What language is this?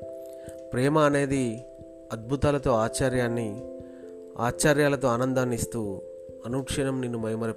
Telugu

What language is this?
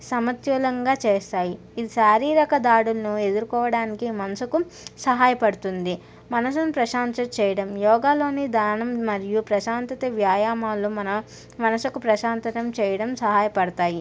Telugu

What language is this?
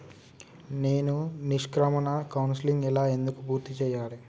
Telugu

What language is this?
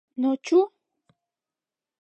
Mari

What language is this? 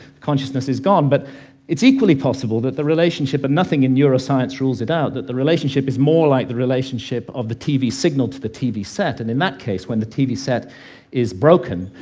English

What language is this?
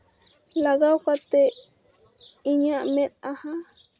Santali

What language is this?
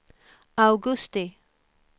Swedish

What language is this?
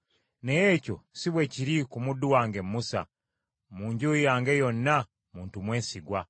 Ganda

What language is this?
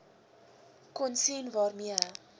Afrikaans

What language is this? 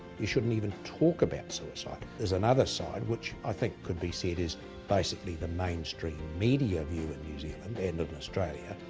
English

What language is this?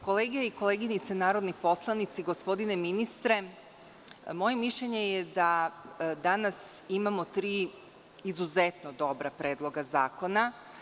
Serbian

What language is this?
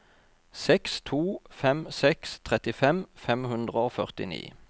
Norwegian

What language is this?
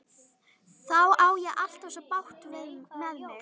Icelandic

